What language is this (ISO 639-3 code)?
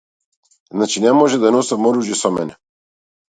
mkd